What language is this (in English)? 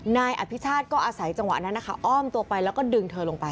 Thai